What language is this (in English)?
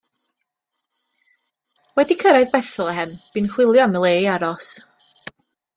Welsh